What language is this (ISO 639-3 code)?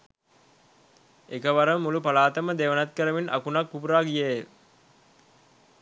sin